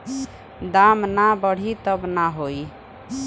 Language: Bhojpuri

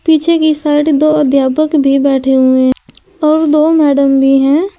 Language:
Hindi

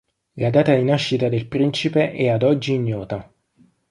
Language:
Italian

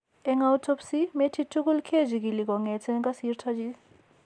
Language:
Kalenjin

